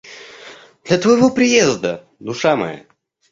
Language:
Russian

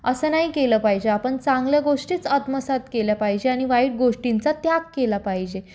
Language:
Marathi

